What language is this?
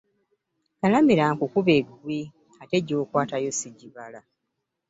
Ganda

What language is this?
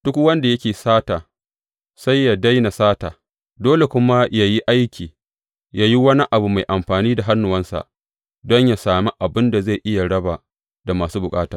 Hausa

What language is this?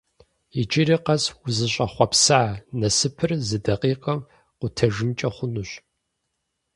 Kabardian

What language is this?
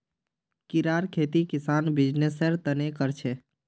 Magahi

